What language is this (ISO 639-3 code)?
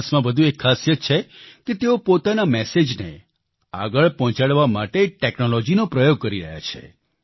guj